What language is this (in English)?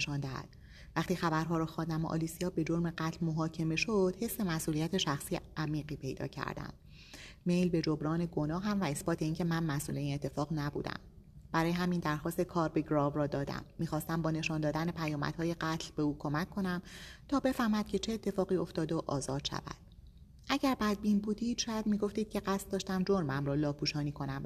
Persian